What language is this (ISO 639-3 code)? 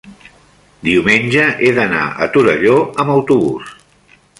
cat